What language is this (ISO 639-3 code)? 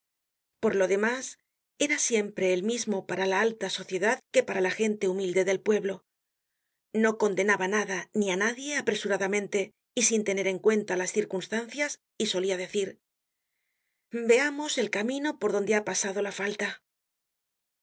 spa